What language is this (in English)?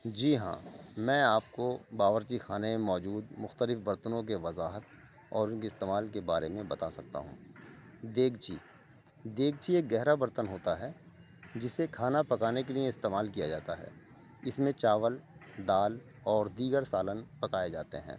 Urdu